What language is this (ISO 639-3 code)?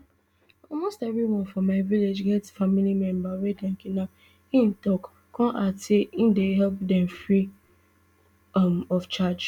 pcm